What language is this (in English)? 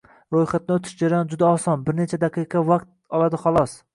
Uzbek